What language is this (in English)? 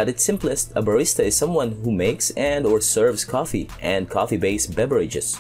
English